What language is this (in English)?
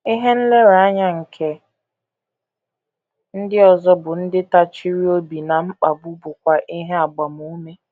Igbo